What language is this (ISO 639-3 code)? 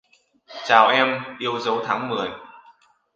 vie